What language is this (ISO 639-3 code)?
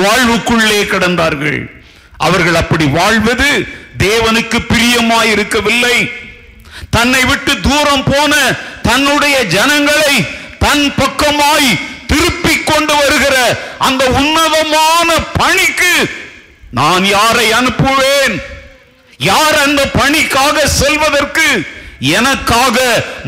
tam